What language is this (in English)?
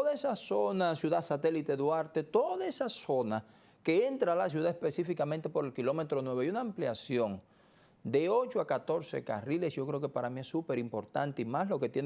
Spanish